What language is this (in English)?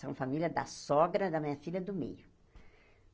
Portuguese